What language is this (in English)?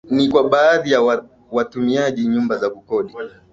Swahili